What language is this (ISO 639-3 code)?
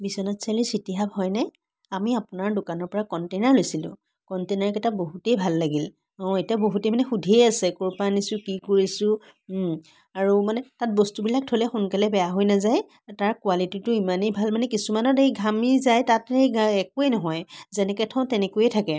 asm